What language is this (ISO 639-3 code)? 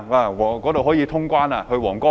yue